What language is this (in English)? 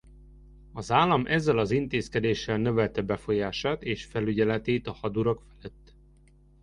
Hungarian